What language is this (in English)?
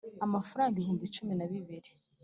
Kinyarwanda